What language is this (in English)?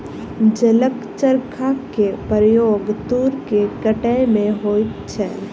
Maithili